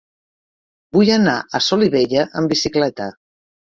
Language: Catalan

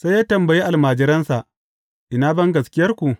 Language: Hausa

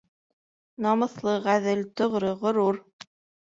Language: Bashkir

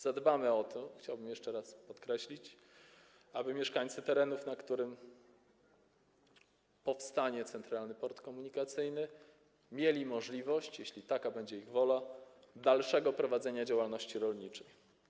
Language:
Polish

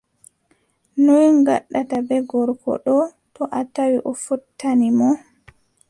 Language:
Adamawa Fulfulde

